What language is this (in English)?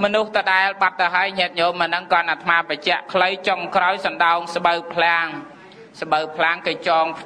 Thai